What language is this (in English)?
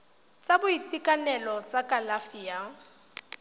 Tswana